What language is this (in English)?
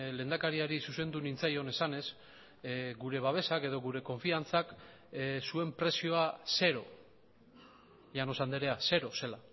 Basque